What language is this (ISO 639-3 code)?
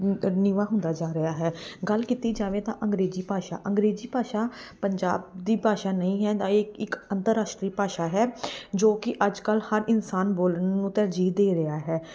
pan